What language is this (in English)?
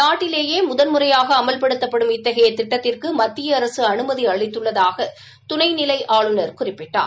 Tamil